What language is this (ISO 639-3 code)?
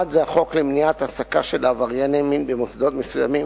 heb